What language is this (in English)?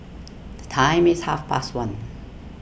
English